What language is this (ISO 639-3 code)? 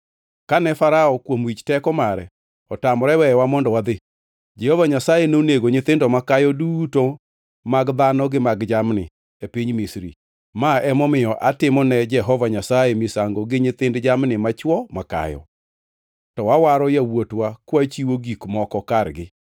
luo